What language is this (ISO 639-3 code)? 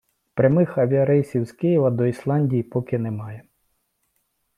ukr